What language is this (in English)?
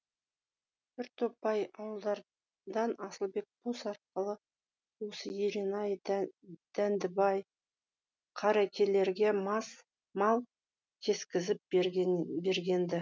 Kazakh